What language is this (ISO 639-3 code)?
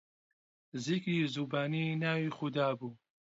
ckb